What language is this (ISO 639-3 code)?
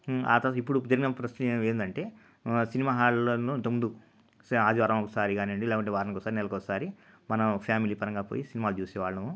tel